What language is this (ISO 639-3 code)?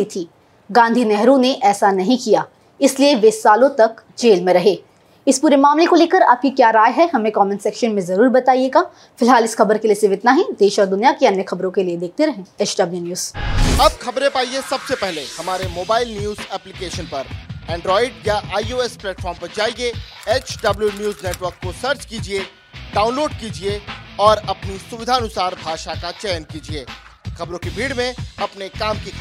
hin